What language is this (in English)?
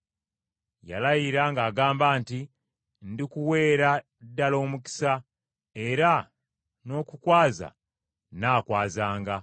Ganda